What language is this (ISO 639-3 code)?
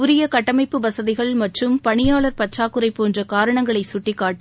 tam